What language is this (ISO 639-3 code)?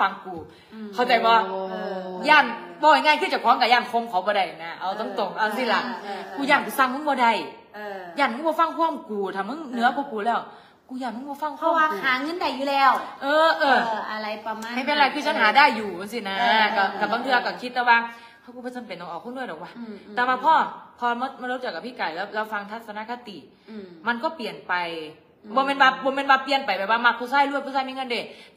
tha